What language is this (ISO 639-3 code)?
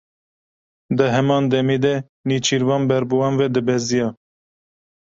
kur